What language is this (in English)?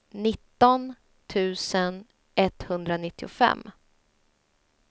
Swedish